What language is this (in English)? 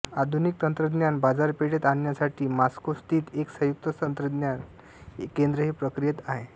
Marathi